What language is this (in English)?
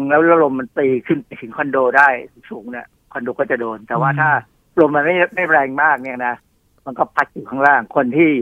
Thai